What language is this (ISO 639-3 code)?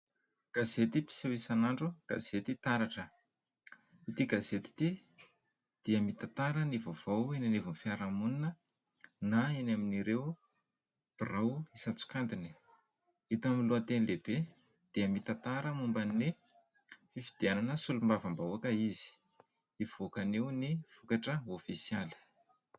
mlg